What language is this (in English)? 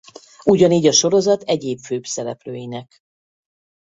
Hungarian